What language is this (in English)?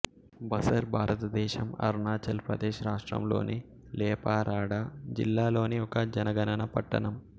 Telugu